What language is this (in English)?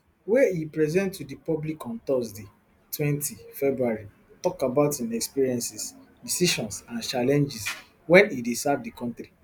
Nigerian Pidgin